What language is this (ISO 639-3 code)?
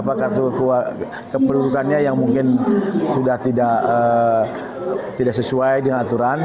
ind